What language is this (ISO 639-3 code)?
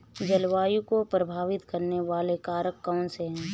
hin